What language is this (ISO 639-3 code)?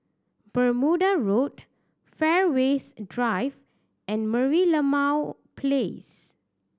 eng